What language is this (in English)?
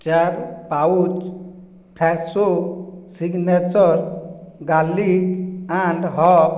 Odia